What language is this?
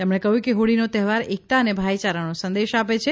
Gujarati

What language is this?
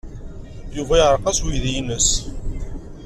Kabyle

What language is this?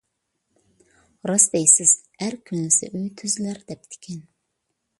Uyghur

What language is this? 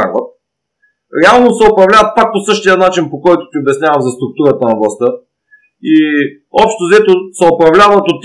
Bulgarian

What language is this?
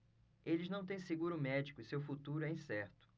Portuguese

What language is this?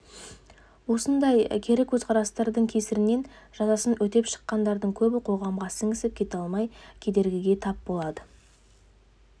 Kazakh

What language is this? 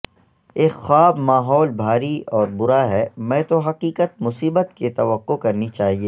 Urdu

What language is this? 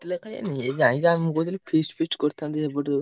Odia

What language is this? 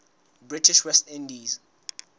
Southern Sotho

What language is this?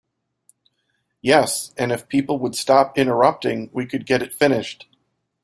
English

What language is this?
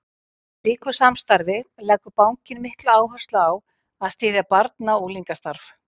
Icelandic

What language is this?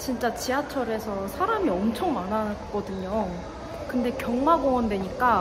Korean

